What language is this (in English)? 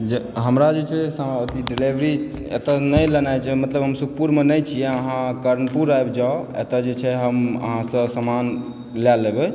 Maithili